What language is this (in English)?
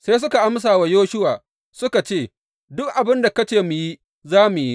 Hausa